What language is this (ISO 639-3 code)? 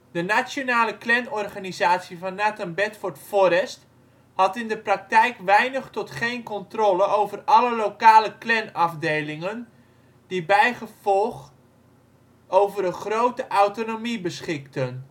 nld